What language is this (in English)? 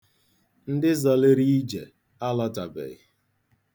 Igbo